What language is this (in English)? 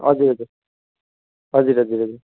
Nepali